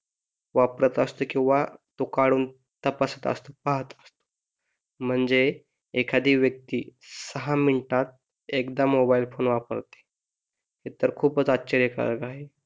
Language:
Marathi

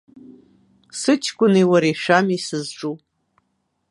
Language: Abkhazian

